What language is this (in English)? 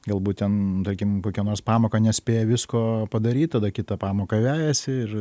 Lithuanian